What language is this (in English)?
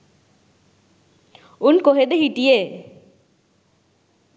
Sinhala